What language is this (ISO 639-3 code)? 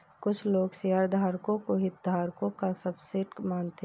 hin